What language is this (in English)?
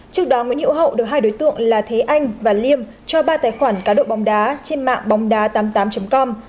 Vietnamese